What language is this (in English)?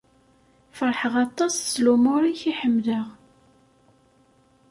Kabyle